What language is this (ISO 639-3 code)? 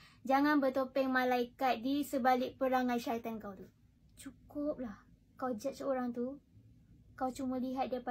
msa